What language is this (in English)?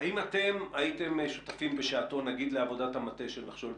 Hebrew